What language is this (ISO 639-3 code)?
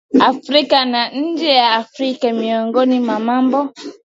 swa